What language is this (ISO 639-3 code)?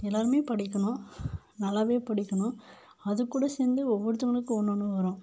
tam